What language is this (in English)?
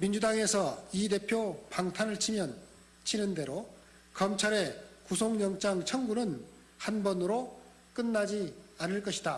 Korean